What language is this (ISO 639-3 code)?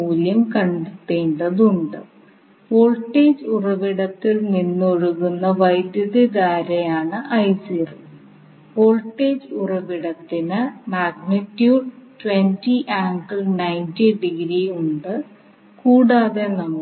mal